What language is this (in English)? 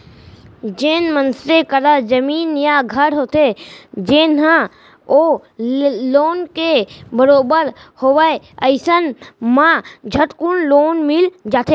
Chhattisgarhi